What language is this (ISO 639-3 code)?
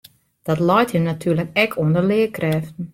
fry